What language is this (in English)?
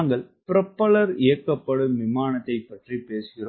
Tamil